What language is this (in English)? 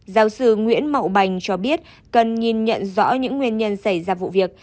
Vietnamese